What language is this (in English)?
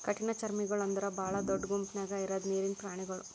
Kannada